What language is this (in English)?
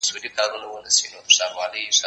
Pashto